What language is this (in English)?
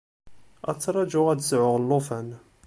Kabyle